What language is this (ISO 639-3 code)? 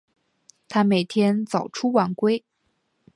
zho